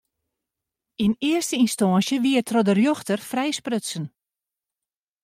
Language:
Western Frisian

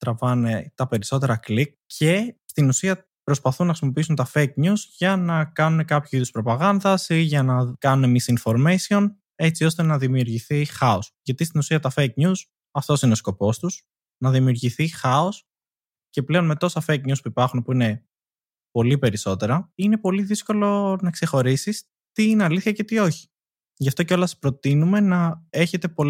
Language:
Greek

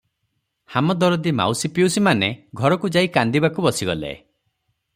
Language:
Odia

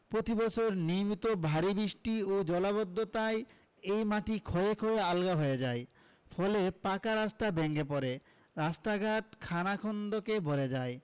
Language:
Bangla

